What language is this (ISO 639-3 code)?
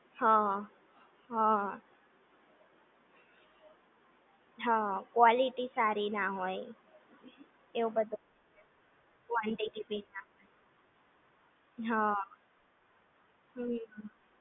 guj